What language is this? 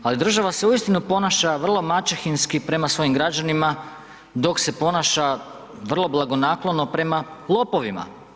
Croatian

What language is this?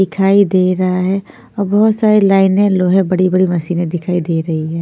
Hindi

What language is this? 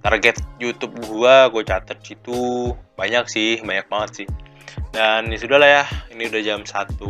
Indonesian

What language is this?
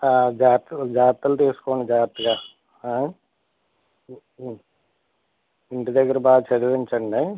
Telugu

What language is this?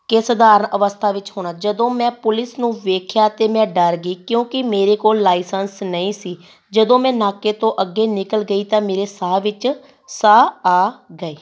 Punjabi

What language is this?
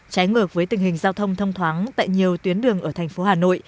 Vietnamese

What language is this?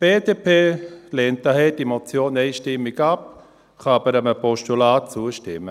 Swiss German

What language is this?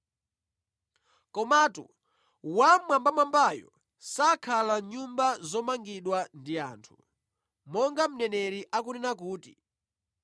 Nyanja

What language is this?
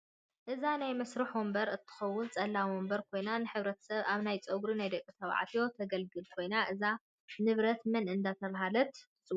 Tigrinya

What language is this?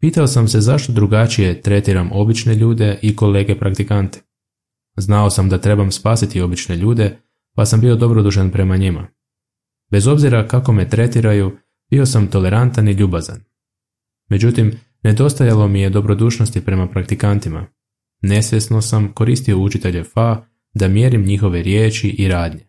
Croatian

